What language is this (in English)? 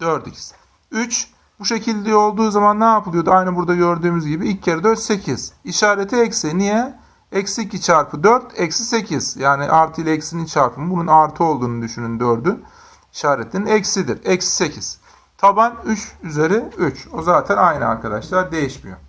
Turkish